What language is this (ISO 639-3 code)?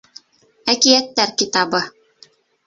bak